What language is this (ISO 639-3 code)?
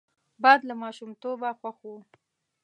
pus